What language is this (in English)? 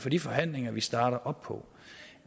Danish